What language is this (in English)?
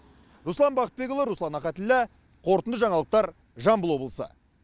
Kazakh